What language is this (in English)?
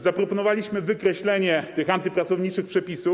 Polish